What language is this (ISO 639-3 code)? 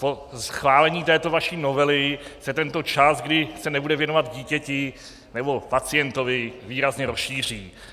ces